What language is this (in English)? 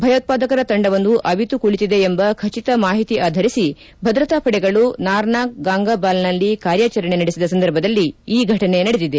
Kannada